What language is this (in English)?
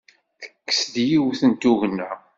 Kabyle